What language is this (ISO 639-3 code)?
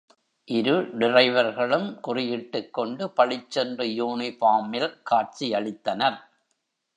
tam